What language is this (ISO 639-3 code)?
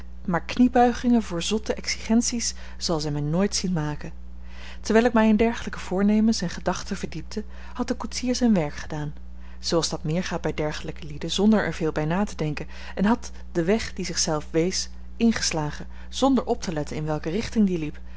nld